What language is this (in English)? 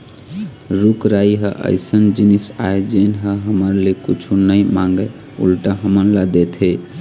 Chhattisgarhi